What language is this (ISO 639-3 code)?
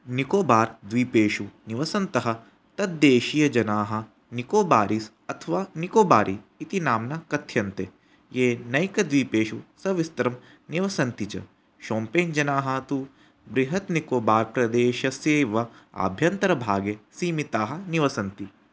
san